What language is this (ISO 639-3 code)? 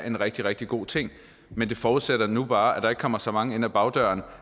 dan